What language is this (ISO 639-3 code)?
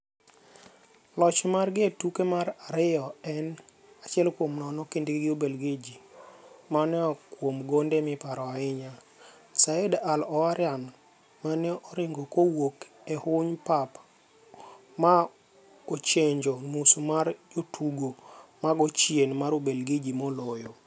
luo